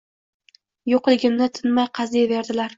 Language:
Uzbek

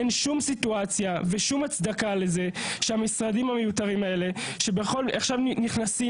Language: Hebrew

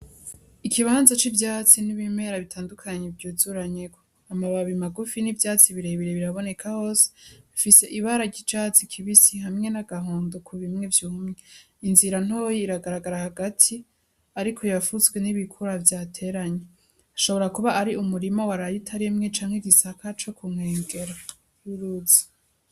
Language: Rundi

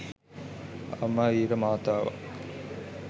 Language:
Sinhala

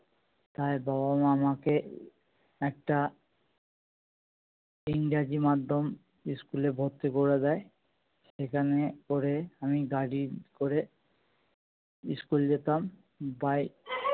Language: Bangla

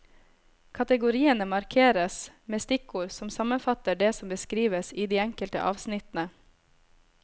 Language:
Norwegian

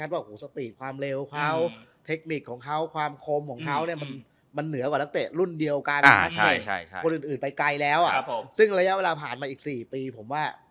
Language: Thai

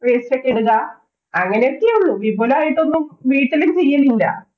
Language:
Malayalam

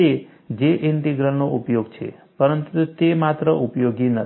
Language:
Gujarati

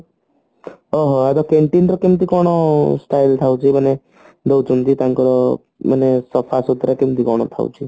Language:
Odia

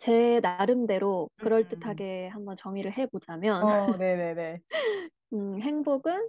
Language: Korean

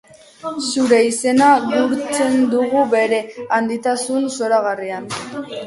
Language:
Basque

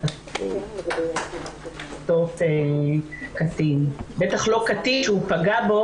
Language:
Hebrew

